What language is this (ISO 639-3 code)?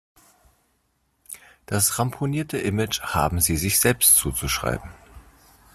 deu